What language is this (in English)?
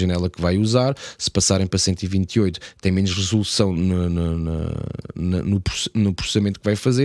Portuguese